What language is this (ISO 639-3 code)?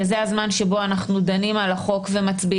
heb